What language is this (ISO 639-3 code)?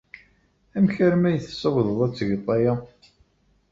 kab